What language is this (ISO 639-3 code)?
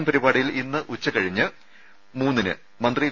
mal